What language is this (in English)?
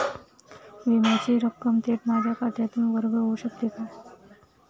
Marathi